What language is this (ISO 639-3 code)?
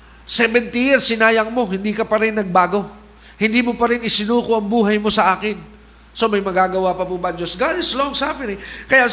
fil